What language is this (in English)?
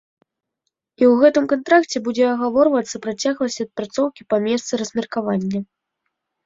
Belarusian